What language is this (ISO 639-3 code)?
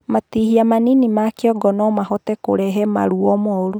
kik